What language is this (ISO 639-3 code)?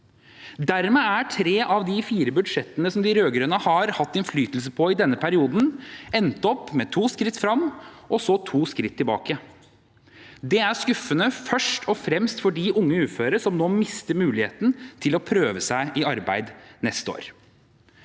nor